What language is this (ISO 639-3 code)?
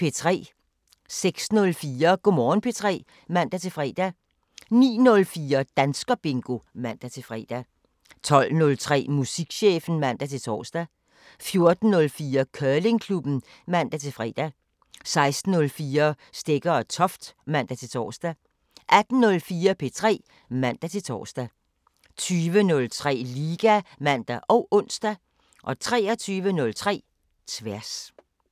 dan